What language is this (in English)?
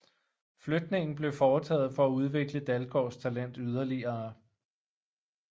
Danish